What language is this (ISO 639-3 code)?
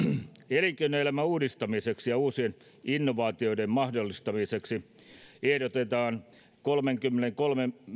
fin